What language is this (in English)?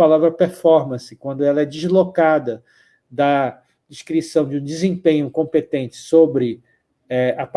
Portuguese